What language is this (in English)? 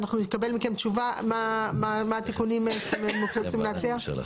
Hebrew